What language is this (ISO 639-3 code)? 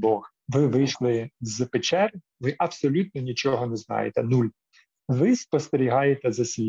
ukr